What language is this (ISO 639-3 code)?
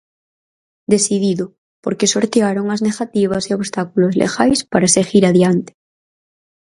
glg